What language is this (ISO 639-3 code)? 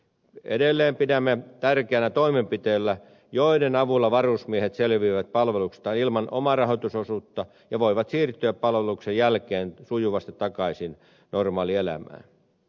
fin